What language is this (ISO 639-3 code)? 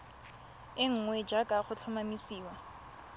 tsn